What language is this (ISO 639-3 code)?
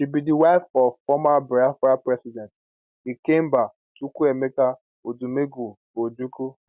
pcm